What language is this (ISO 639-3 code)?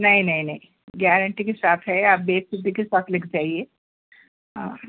urd